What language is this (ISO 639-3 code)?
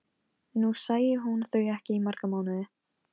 isl